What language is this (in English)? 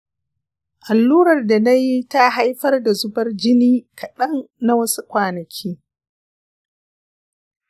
Hausa